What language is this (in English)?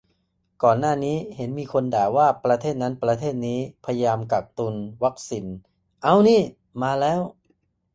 Thai